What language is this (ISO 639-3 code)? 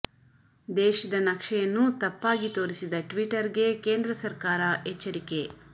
kan